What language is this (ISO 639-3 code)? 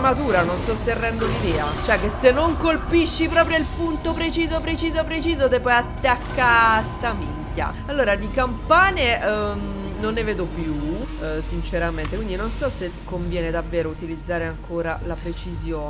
ita